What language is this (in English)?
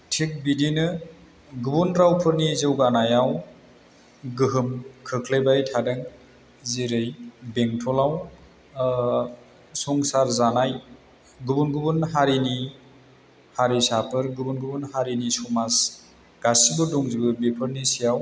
Bodo